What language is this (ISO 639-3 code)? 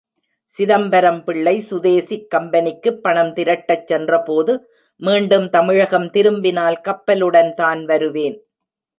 tam